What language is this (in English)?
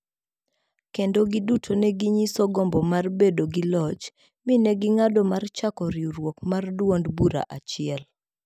Luo (Kenya and Tanzania)